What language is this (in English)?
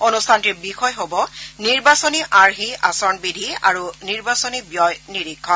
Assamese